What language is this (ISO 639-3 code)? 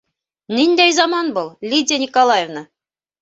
bak